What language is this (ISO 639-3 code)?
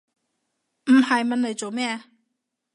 yue